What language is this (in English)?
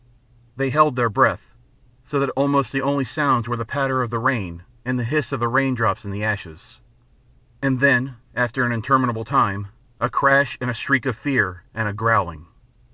English